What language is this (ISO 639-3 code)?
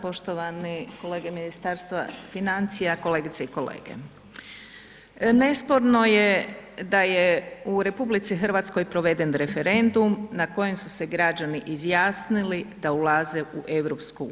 hrv